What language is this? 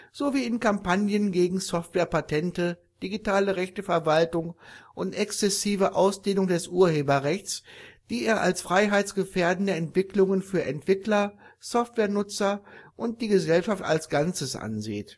German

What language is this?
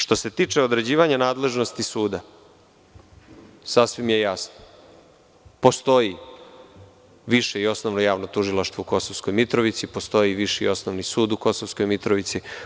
Serbian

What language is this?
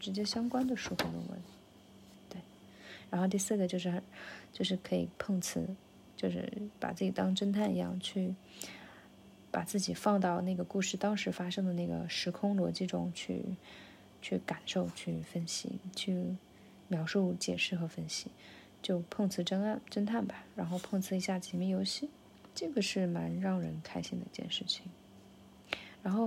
Chinese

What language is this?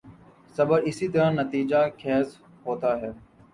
Urdu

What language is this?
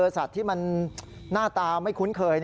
Thai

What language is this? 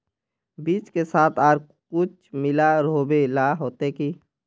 Magahi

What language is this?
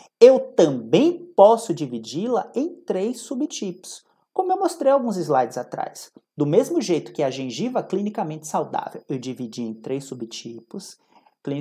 Portuguese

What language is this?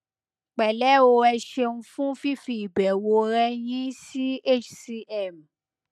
Yoruba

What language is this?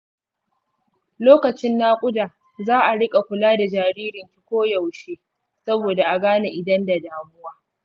Hausa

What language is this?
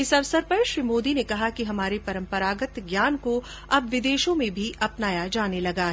Hindi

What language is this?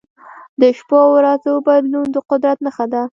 Pashto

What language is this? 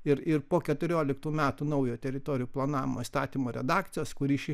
Lithuanian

